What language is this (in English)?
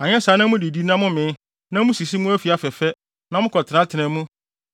Akan